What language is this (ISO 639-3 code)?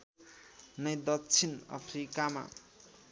nep